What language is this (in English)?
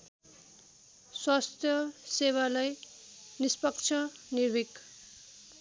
Nepali